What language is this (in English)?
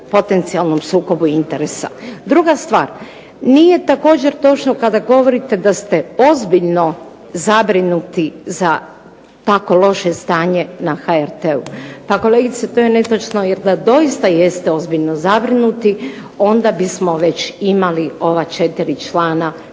Croatian